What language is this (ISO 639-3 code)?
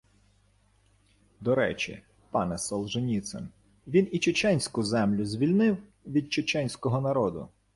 ukr